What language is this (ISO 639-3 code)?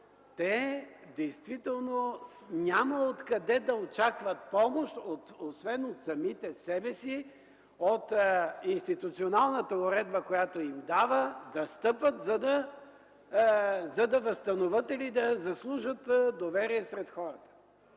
bul